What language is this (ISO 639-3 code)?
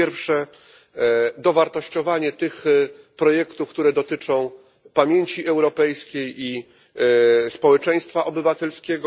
pol